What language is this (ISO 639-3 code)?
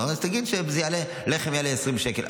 heb